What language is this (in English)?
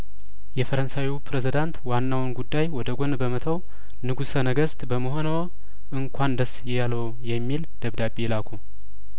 Amharic